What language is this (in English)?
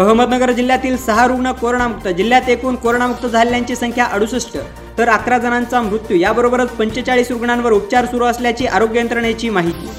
Marathi